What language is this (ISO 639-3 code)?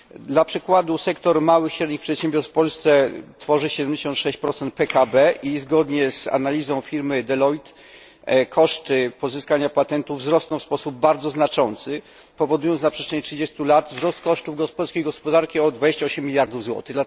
pol